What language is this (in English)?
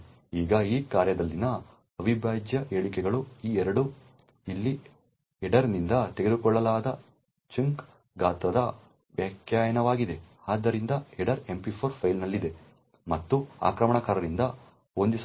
Kannada